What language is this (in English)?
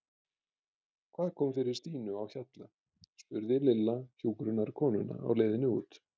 Icelandic